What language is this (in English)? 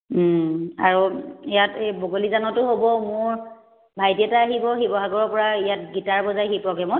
Assamese